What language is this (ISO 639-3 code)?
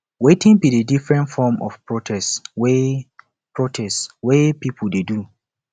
pcm